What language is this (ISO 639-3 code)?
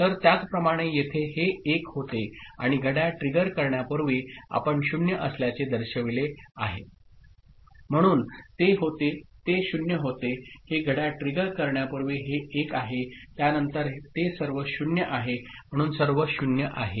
mar